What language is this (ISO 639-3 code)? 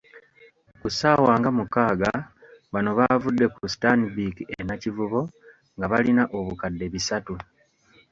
lug